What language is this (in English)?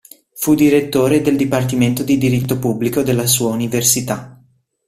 Italian